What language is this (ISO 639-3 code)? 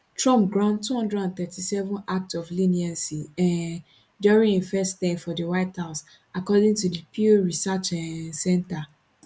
pcm